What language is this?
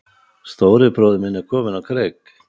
Icelandic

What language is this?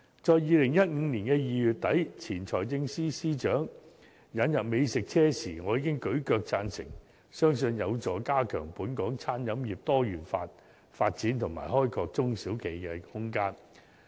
Cantonese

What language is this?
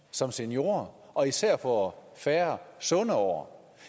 Danish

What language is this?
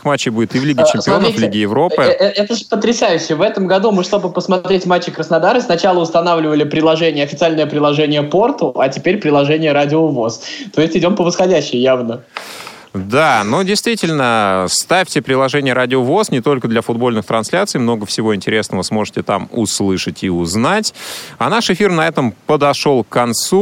Russian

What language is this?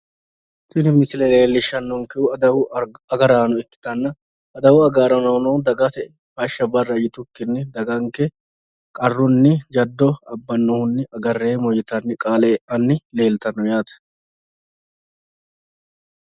Sidamo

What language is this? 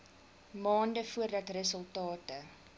Afrikaans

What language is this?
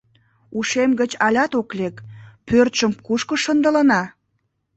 Mari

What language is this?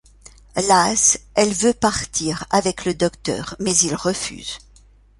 French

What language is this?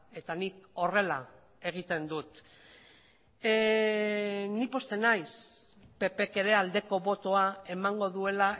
Basque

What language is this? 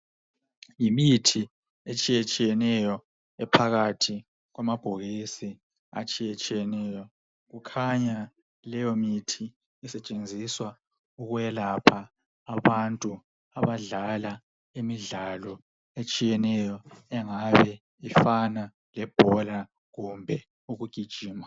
North Ndebele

